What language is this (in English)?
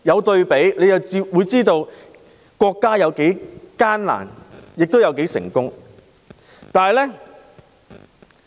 Cantonese